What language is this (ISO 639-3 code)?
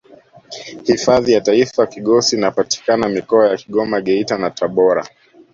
swa